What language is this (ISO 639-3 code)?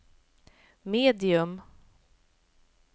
swe